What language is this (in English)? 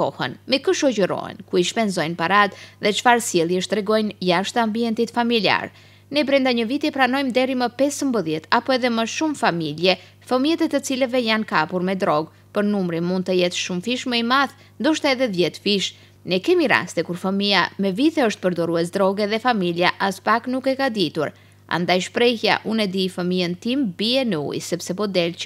Romanian